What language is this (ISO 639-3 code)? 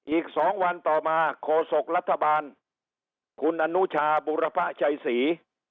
tha